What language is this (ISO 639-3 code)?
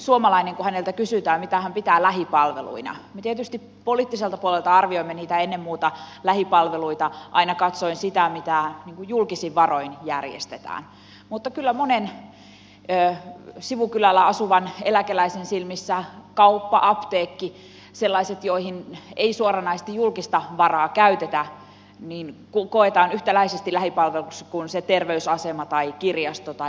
fin